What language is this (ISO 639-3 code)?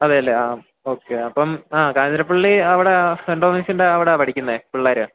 mal